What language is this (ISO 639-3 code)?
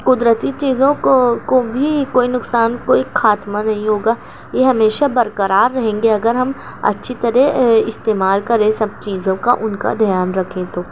urd